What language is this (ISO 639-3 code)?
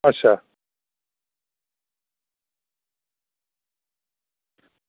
doi